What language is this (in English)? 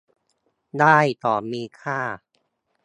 Thai